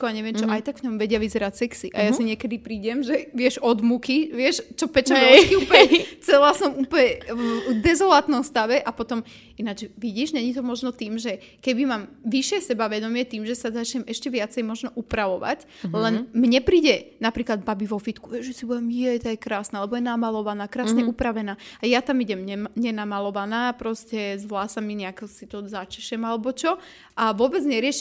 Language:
Slovak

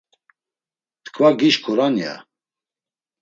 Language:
Laz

